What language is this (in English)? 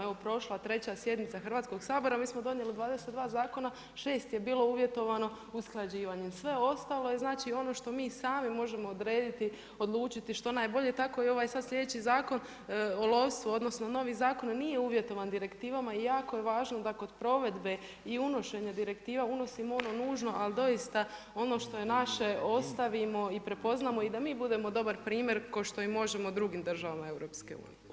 Croatian